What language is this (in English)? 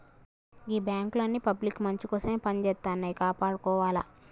Telugu